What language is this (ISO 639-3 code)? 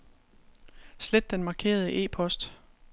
dan